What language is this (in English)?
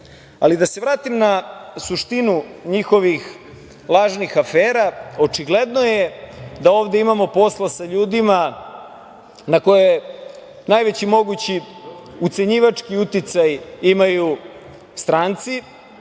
Serbian